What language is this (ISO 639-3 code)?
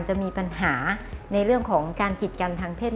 tha